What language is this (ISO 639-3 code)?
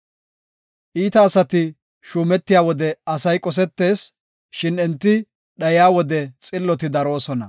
gof